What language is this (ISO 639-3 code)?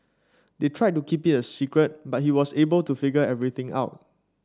eng